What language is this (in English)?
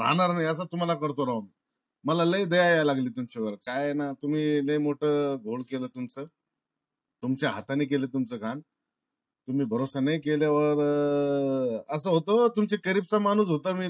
Marathi